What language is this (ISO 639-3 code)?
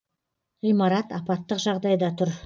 kaz